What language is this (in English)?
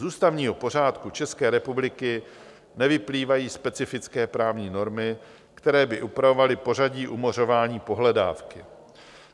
Czech